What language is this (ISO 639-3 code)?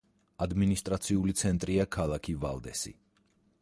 kat